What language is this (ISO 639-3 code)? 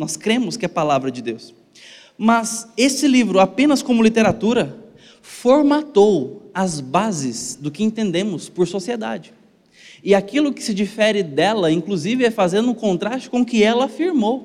por